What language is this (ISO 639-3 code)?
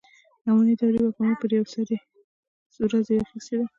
pus